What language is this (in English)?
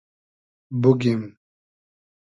Hazaragi